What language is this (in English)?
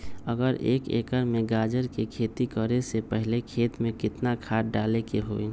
Magahi